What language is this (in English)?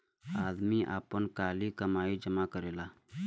Bhojpuri